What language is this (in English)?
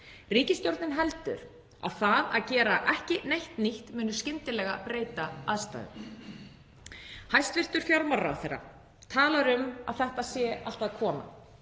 Icelandic